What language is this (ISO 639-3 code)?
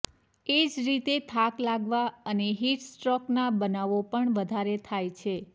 guj